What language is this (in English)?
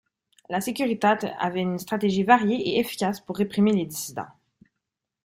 French